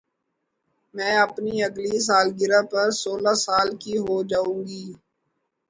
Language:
Urdu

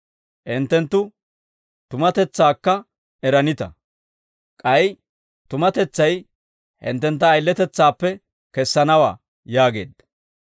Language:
Dawro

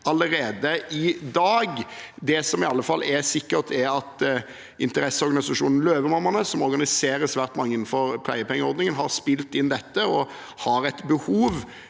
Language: Norwegian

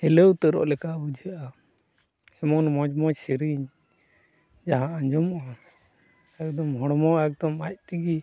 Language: Santali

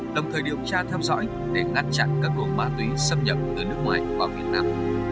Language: Vietnamese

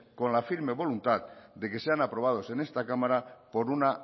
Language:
Spanish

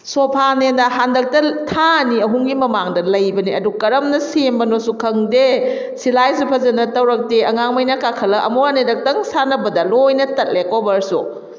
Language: Manipuri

